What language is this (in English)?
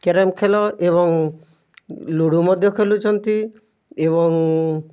Odia